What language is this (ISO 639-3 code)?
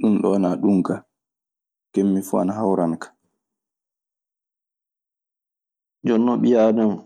ffm